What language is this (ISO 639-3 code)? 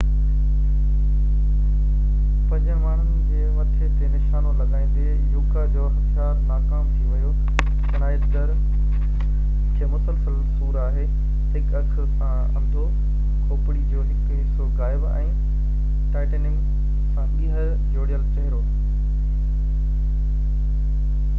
snd